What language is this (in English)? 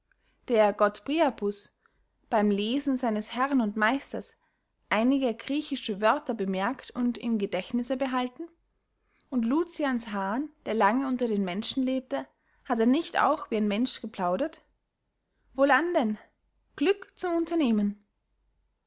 German